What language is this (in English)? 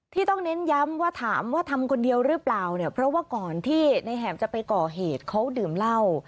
Thai